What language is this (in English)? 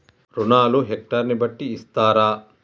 Telugu